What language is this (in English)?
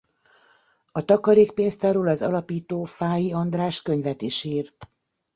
Hungarian